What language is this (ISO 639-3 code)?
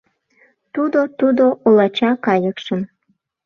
chm